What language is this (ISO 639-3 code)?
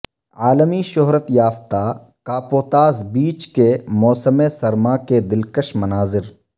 urd